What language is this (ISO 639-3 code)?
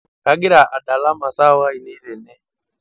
mas